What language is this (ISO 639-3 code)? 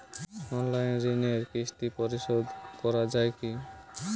ben